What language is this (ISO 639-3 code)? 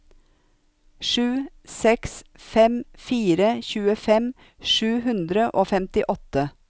nor